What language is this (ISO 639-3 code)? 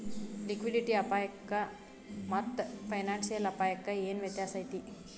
kan